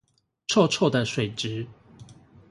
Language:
Chinese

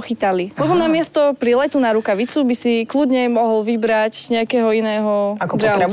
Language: Slovak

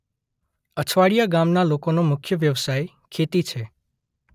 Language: Gujarati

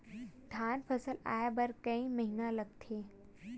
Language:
Chhattisgarhi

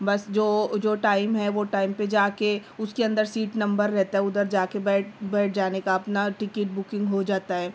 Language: Urdu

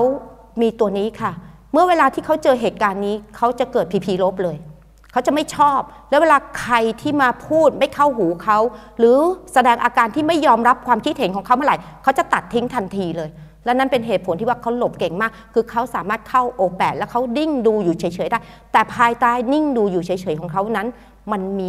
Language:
Thai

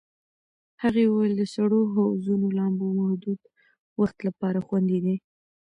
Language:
Pashto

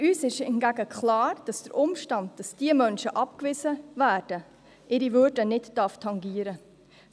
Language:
Swiss German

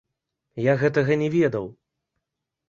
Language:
Belarusian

